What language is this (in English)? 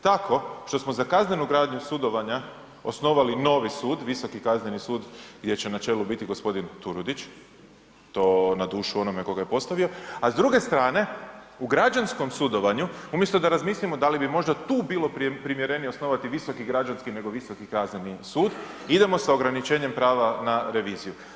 Croatian